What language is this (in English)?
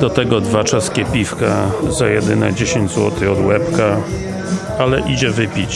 Polish